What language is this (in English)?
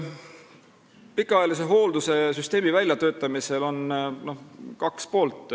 Estonian